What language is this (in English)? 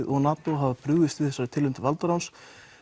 Icelandic